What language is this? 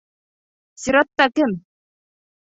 Bashkir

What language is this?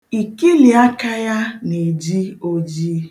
Igbo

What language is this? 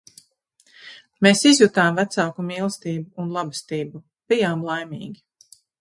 Latvian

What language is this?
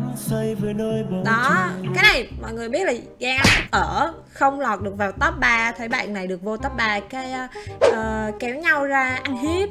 Vietnamese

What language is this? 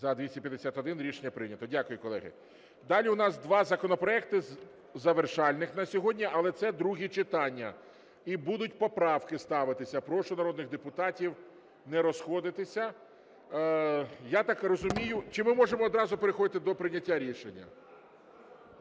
Ukrainian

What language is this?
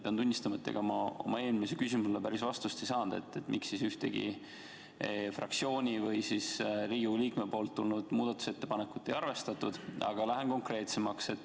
Estonian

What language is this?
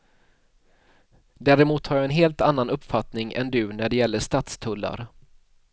Swedish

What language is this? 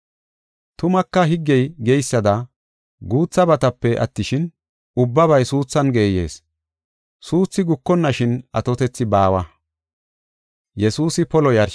Gofa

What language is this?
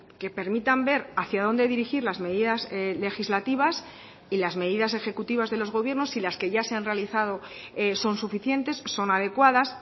Spanish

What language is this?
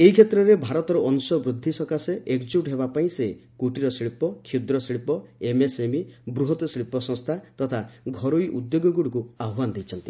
Odia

